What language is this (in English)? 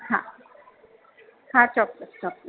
Gujarati